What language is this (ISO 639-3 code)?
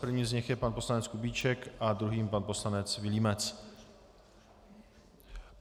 ces